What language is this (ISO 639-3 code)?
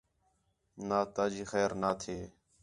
xhe